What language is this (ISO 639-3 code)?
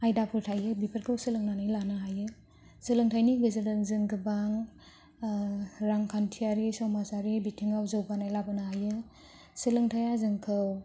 brx